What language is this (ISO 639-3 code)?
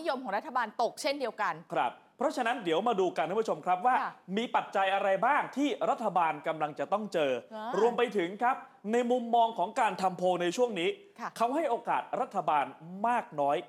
tha